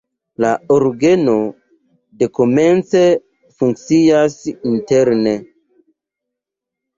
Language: Esperanto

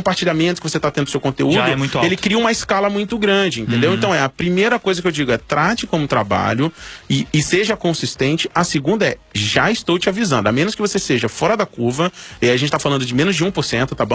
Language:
Portuguese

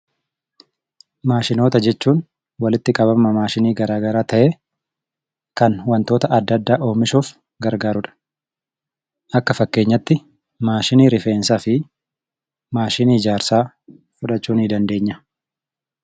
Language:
Oromo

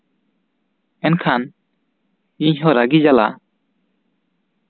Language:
Santali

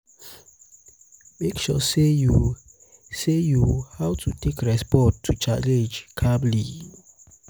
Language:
Nigerian Pidgin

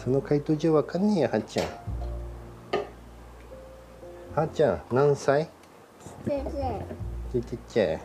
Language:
Japanese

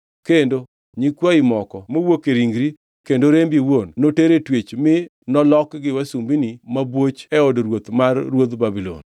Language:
Luo (Kenya and Tanzania)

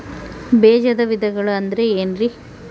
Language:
Kannada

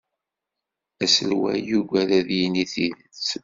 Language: Kabyle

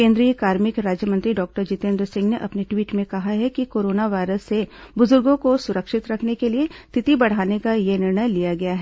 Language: Hindi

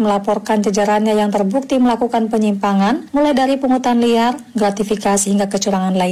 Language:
Indonesian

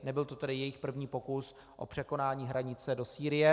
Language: Czech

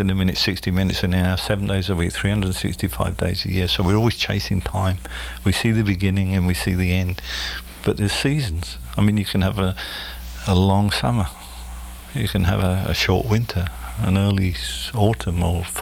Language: English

